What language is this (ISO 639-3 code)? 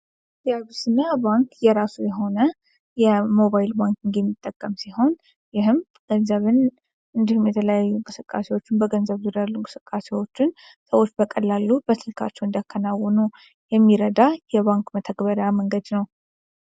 amh